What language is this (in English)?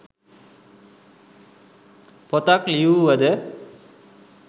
Sinhala